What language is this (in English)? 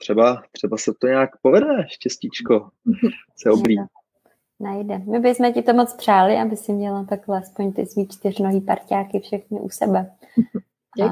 Czech